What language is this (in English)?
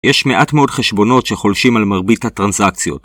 Hebrew